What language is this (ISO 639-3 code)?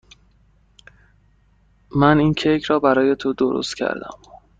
fas